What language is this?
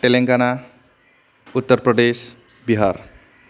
Bodo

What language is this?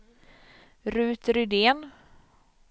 Swedish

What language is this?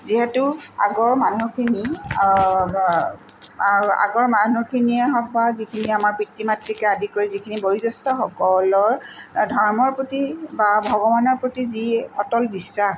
Assamese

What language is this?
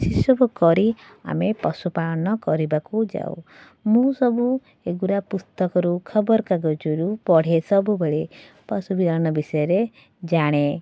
Odia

